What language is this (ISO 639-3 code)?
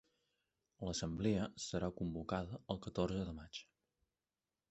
cat